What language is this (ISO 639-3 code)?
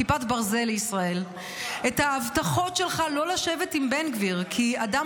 heb